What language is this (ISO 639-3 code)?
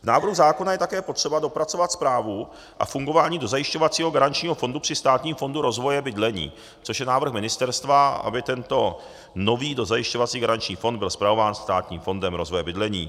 ces